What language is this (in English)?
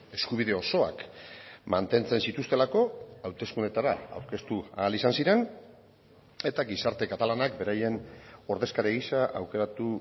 Basque